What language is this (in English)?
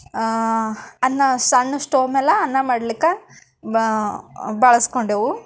Kannada